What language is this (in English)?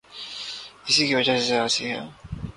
Urdu